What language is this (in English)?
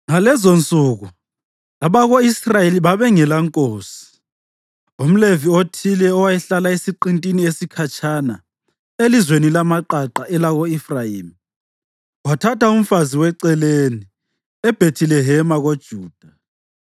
North Ndebele